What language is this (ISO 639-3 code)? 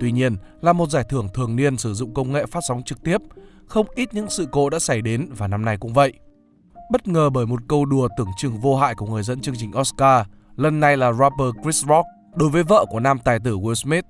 vie